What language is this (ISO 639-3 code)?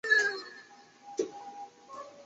zho